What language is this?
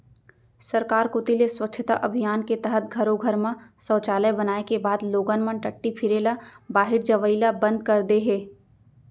Chhattisgarhi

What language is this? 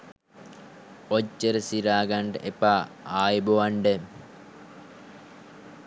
Sinhala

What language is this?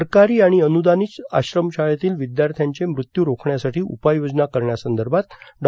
Marathi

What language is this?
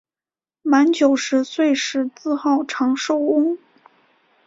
Chinese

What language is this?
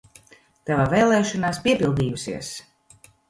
Latvian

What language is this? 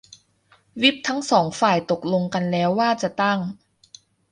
Thai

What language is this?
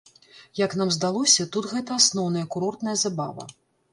Belarusian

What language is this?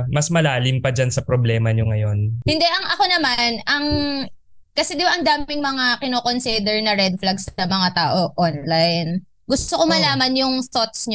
Filipino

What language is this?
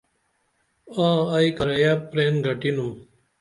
Dameli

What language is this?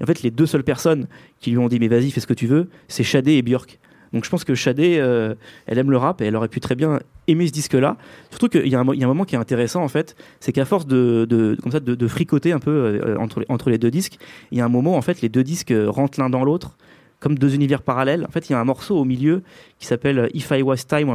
French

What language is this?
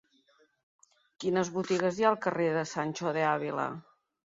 Catalan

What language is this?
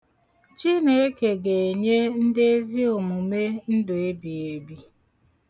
Igbo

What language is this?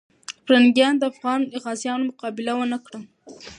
Pashto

